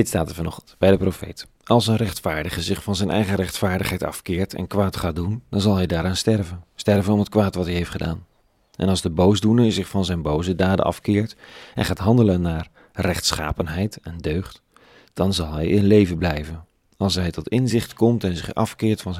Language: Dutch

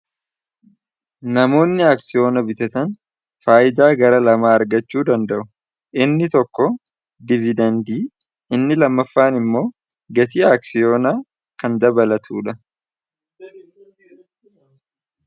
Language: Oromo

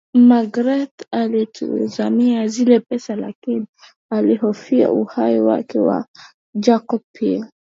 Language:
Swahili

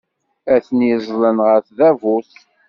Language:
Kabyle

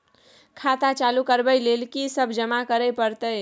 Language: Maithili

